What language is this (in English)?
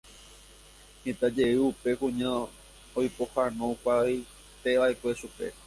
Guarani